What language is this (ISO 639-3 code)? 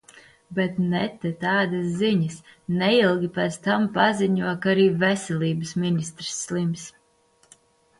lav